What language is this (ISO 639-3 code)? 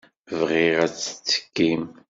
kab